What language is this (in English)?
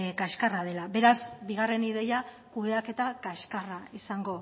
Basque